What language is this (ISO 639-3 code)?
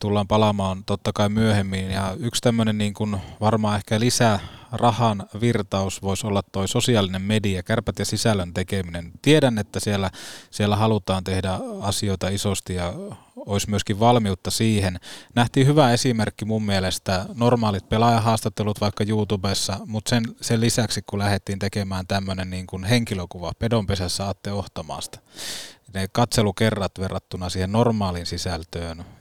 fin